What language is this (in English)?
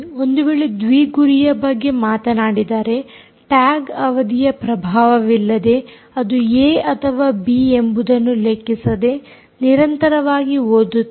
Kannada